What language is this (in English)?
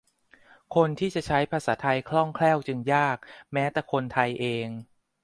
Thai